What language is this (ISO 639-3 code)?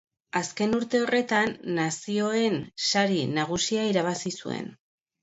eus